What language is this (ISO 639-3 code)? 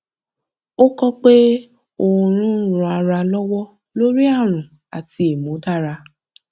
yor